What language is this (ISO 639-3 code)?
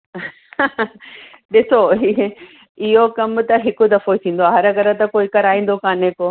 snd